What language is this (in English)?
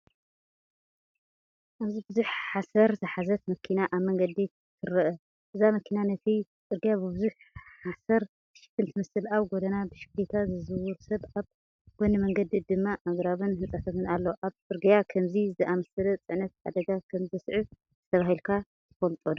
Tigrinya